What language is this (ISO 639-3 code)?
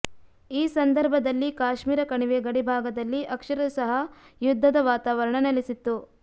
kan